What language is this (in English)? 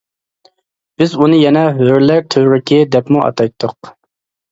Uyghur